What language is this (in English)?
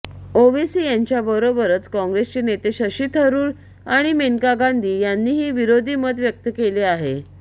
Marathi